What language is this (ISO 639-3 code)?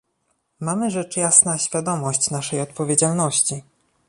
pol